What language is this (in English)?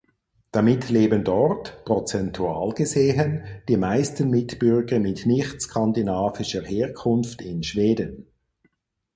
German